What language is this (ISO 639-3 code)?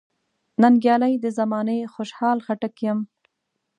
pus